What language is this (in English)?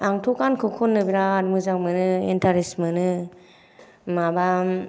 Bodo